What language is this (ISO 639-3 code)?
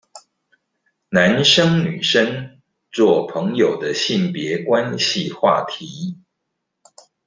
zho